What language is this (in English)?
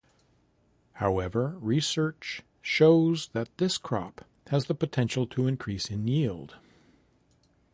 English